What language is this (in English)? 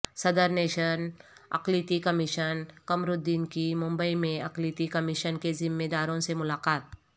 Urdu